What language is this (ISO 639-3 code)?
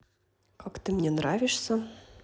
rus